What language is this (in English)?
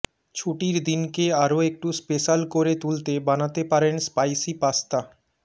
Bangla